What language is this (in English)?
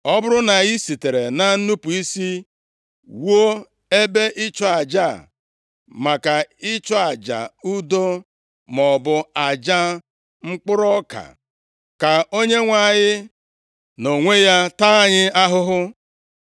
Igbo